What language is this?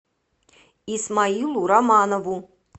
Russian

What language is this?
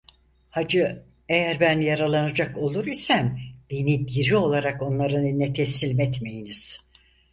Turkish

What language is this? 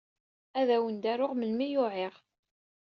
Kabyle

